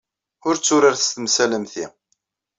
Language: Kabyle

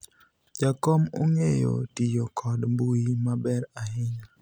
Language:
Luo (Kenya and Tanzania)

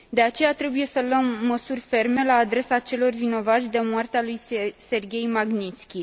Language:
Romanian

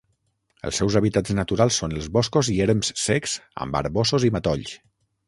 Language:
Catalan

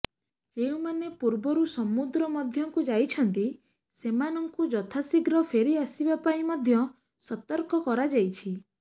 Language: Odia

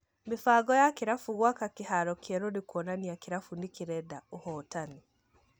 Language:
Kikuyu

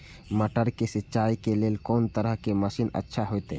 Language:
Maithili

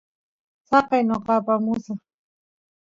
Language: Santiago del Estero Quichua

